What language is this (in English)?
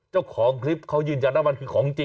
Thai